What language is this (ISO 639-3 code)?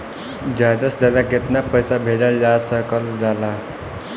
bho